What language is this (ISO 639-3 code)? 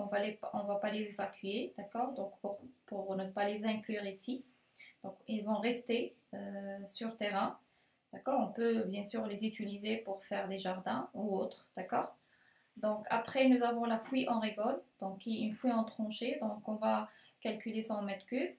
fra